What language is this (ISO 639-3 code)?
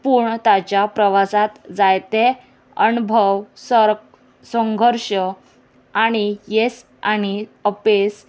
kok